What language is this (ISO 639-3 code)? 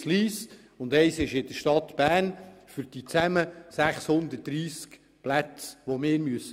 gsw